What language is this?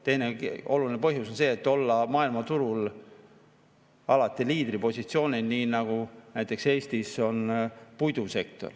Estonian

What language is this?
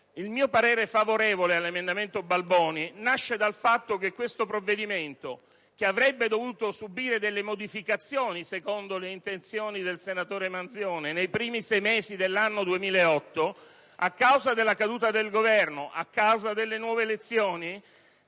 Italian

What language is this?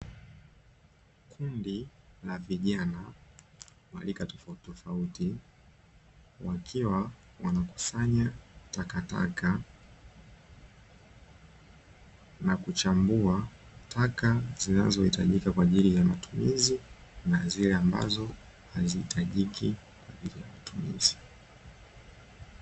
Swahili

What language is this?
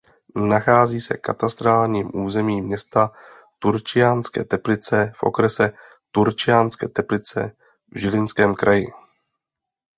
Czech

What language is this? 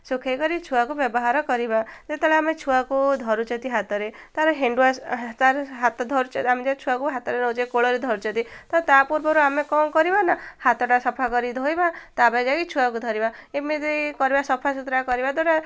Odia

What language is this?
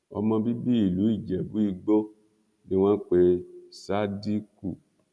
Yoruba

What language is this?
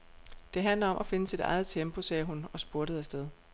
Danish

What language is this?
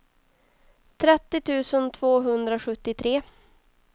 Swedish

